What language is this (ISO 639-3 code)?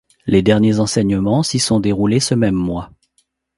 fra